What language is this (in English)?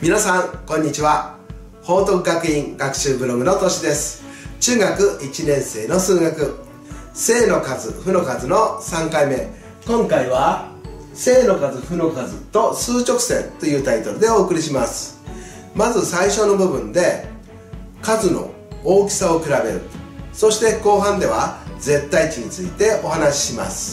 Japanese